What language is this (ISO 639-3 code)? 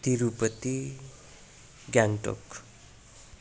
nep